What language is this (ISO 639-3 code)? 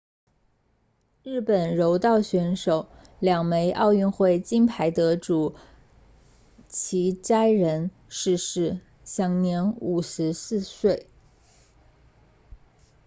zho